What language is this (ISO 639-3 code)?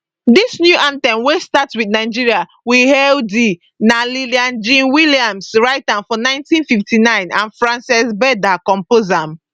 pcm